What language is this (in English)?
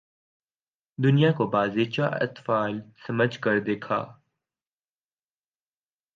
Urdu